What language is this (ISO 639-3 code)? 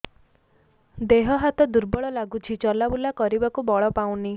ori